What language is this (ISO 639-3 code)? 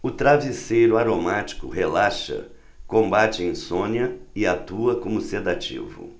por